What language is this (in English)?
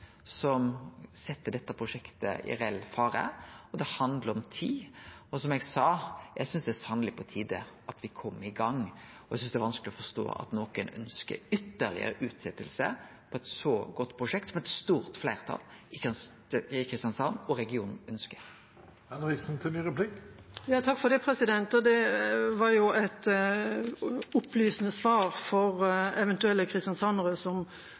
Norwegian